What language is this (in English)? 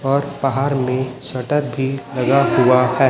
Hindi